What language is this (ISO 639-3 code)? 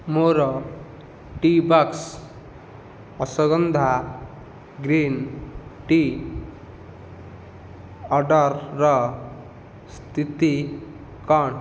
ori